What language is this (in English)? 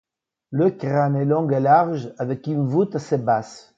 French